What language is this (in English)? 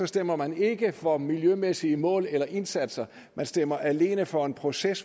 Danish